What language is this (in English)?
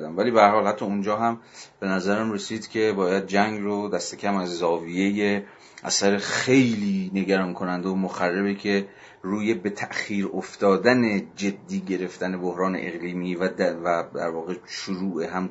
Persian